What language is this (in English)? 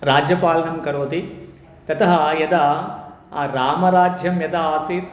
Sanskrit